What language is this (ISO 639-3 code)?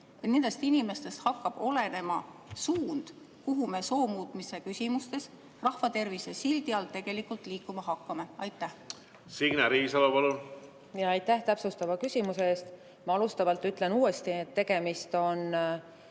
est